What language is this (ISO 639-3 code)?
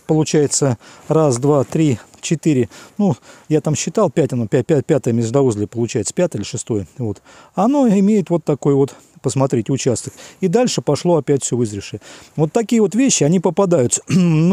rus